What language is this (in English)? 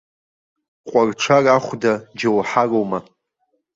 Abkhazian